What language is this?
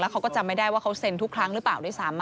Thai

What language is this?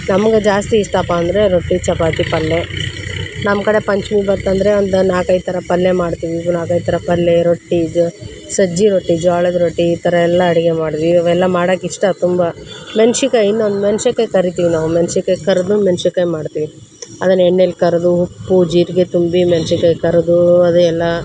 Kannada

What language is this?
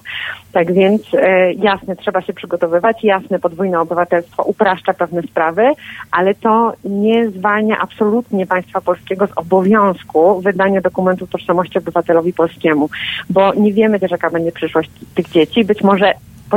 Polish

